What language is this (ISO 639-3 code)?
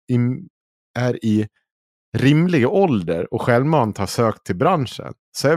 swe